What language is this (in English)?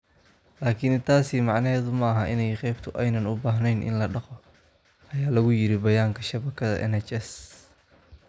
Somali